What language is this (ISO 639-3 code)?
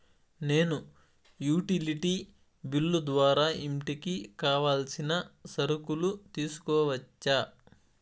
tel